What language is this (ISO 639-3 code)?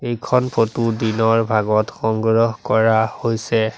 asm